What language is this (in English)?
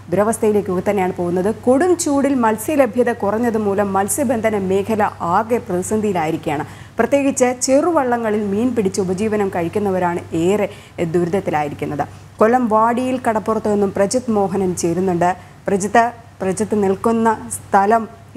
Malayalam